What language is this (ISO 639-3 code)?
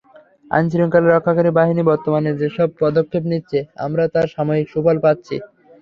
ben